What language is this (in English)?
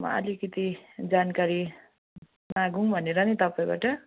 Nepali